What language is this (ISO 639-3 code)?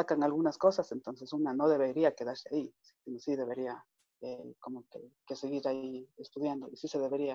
spa